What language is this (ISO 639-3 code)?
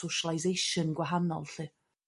cym